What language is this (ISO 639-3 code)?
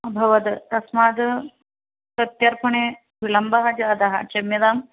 san